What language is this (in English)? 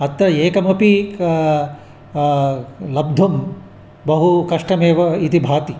Sanskrit